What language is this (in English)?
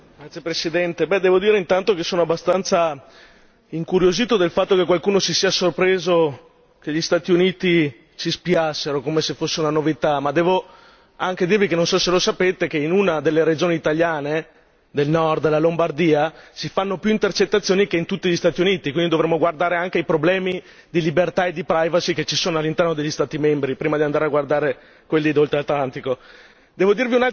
Italian